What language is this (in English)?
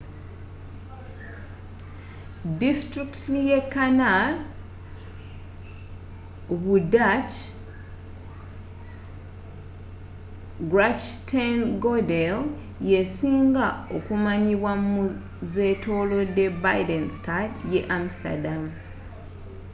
Ganda